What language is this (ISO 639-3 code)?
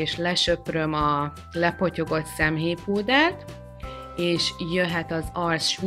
hun